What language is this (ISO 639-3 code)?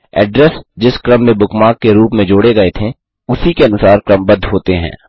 hin